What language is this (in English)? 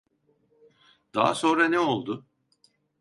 Turkish